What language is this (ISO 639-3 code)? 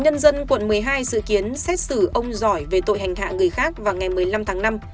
vie